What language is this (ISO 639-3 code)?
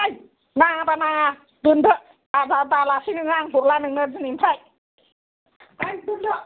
brx